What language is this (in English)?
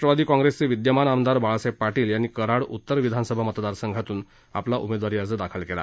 Marathi